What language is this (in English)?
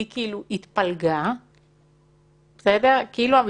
Hebrew